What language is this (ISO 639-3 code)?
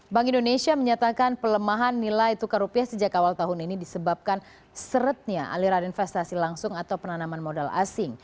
ind